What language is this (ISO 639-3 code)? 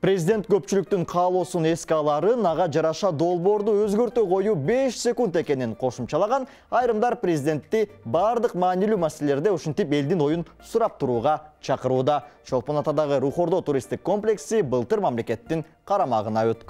tur